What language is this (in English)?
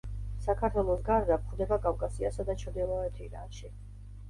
Georgian